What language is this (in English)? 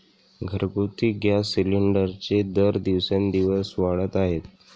Marathi